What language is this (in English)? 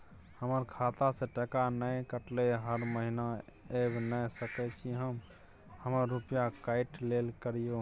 Maithili